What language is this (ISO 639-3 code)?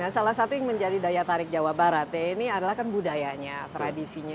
ind